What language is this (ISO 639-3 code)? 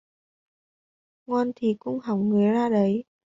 vie